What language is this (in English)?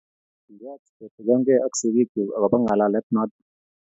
Kalenjin